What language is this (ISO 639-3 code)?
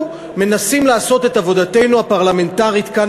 heb